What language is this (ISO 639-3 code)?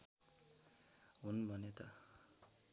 nep